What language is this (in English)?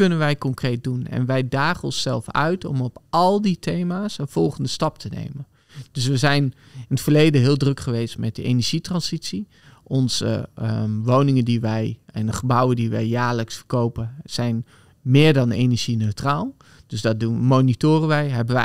Dutch